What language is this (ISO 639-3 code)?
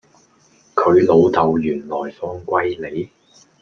yue